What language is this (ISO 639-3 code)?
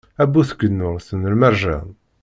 kab